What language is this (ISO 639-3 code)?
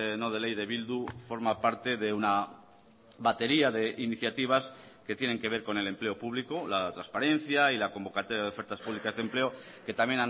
spa